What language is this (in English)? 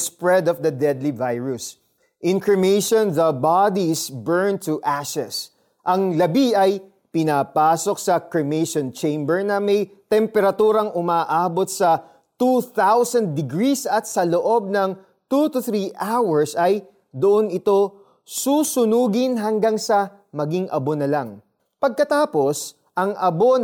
Filipino